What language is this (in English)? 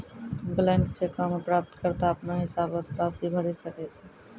Maithili